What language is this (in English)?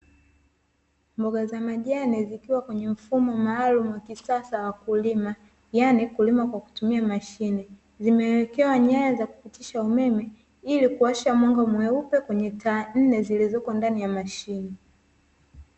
Swahili